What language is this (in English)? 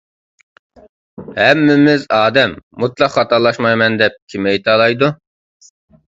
Uyghur